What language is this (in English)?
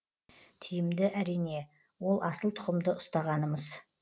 Kazakh